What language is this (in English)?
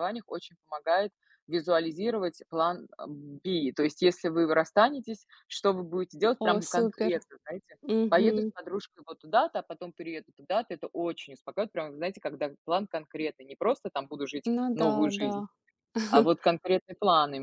Russian